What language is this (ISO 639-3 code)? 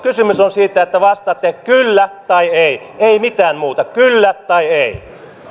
fin